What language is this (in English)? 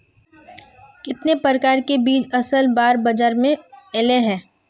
Magahi